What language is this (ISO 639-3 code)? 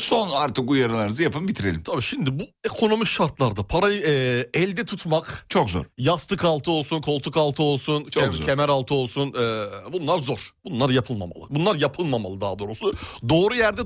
tur